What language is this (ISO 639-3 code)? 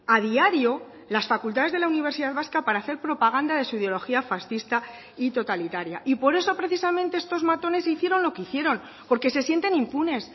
spa